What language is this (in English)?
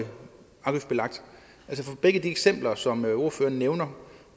Danish